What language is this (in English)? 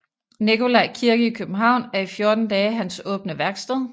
Danish